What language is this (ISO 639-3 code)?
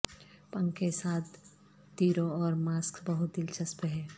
urd